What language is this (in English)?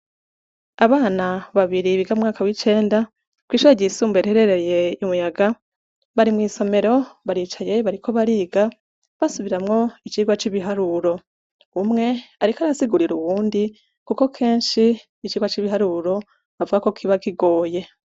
Rundi